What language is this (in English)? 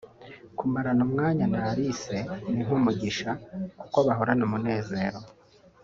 Kinyarwanda